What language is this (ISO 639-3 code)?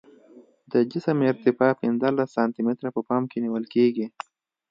pus